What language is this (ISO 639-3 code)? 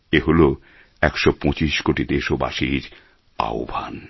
ben